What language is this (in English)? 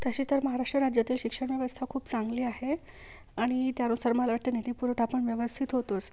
Marathi